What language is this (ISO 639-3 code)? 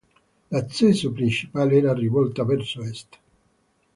ita